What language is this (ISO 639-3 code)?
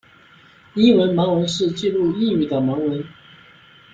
zho